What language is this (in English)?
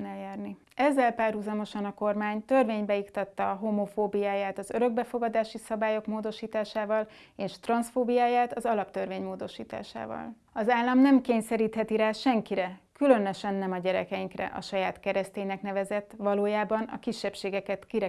Hungarian